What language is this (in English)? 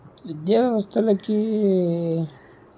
Telugu